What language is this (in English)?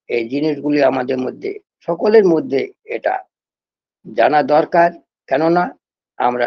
Bangla